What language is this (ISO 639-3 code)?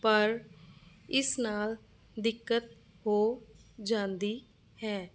pan